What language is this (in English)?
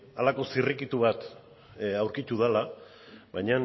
Basque